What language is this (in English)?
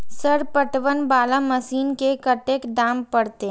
Maithili